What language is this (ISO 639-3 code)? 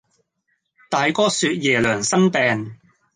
yue